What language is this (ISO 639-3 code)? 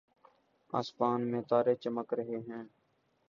urd